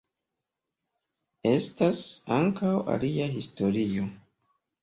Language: Esperanto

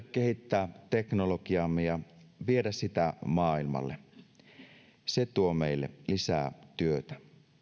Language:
Finnish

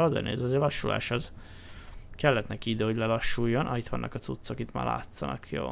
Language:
Hungarian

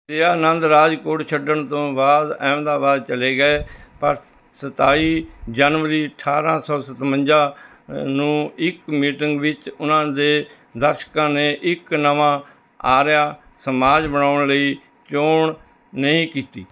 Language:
Punjabi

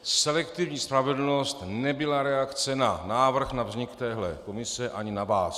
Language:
Czech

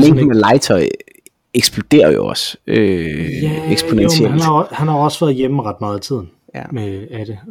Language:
Danish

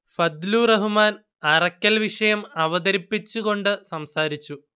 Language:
Malayalam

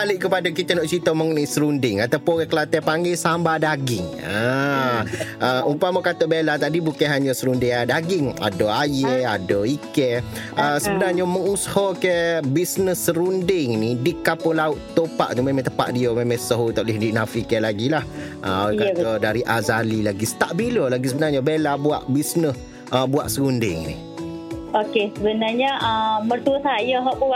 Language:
Malay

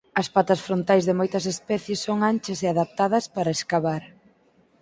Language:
Galician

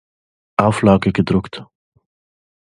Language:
German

